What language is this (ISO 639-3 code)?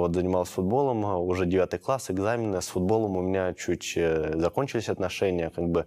rus